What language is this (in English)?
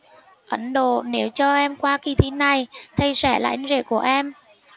Vietnamese